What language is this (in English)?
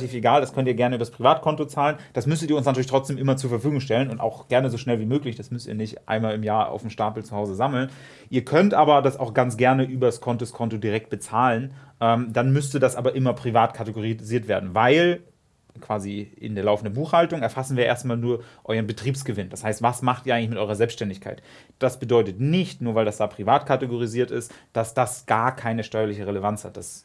German